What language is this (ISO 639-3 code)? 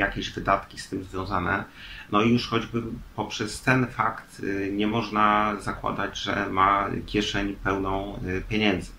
pol